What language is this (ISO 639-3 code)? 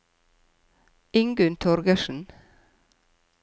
nor